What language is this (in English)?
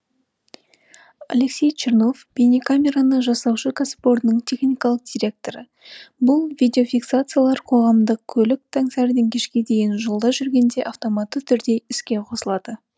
Kazakh